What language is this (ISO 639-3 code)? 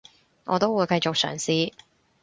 yue